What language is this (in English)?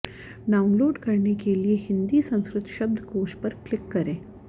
Sanskrit